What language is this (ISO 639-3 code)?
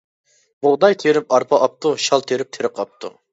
uig